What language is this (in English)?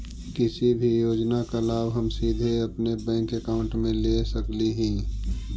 Magahi